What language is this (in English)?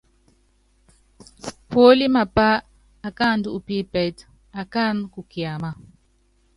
Yangben